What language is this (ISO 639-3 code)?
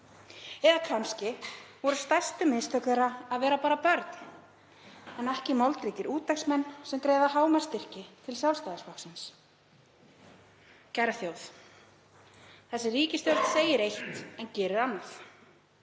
isl